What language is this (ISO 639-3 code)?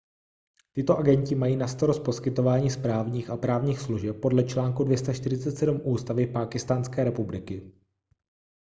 ces